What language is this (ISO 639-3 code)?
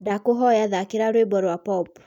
kik